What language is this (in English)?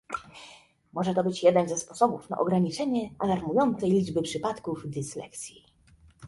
Polish